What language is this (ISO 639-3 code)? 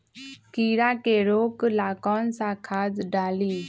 mag